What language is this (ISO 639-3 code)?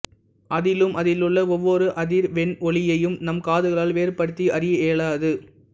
tam